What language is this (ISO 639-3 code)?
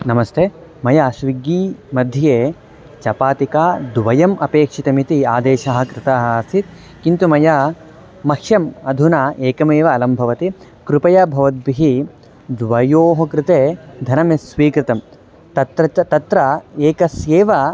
san